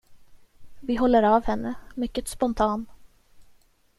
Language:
Swedish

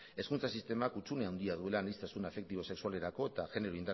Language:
Basque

